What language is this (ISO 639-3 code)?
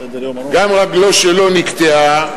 heb